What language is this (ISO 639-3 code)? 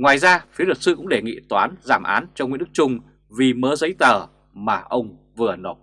vie